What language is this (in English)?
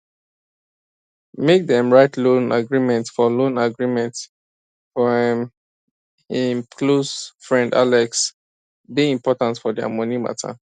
Nigerian Pidgin